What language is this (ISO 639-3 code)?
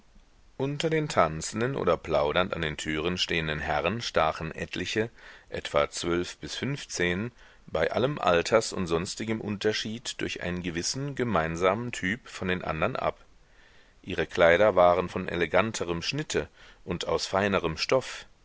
deu